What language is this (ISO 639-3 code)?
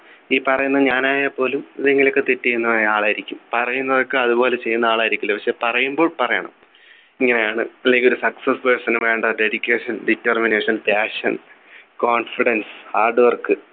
mal